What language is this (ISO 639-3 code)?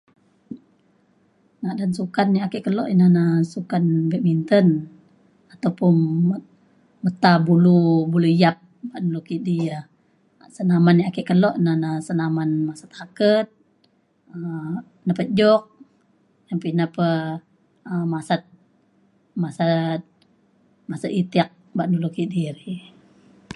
xkl